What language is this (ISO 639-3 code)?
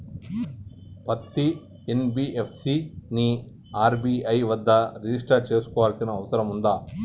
tel